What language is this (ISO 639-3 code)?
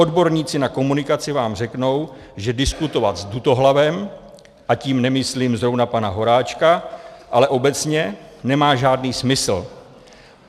ces